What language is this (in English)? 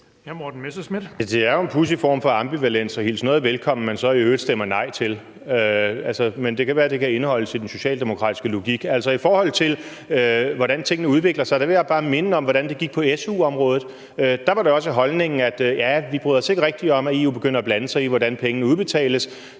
Danish